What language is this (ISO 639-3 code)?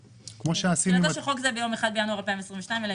heb